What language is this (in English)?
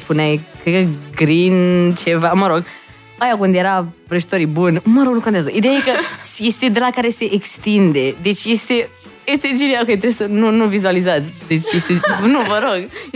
Romanian